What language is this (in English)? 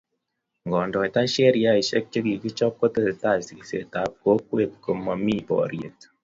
Kalenjin